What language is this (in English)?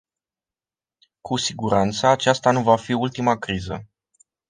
Romanian